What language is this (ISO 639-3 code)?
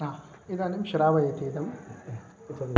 san